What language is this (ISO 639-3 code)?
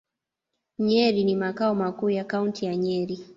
swa